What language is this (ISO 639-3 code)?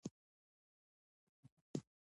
pus